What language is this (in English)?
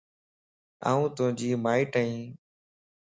Lasi